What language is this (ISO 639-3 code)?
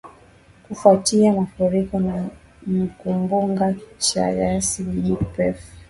swa